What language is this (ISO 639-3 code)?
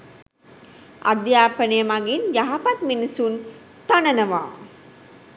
sin